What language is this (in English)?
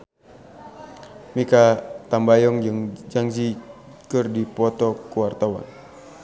Sundanese